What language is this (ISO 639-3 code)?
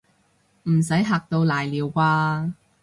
yue